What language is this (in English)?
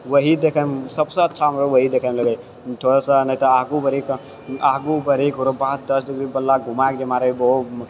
Maithili